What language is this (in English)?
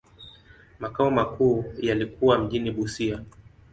Swahili